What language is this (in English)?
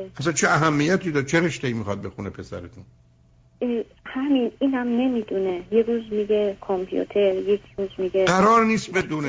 Persian